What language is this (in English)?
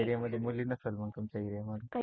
Marathi